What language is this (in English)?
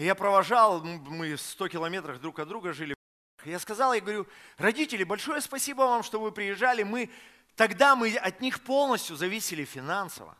Russian